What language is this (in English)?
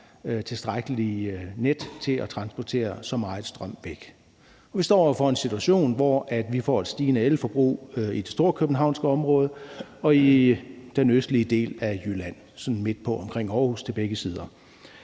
Danish